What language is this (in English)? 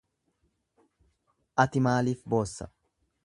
Oromo